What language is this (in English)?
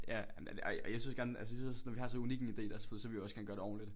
Danish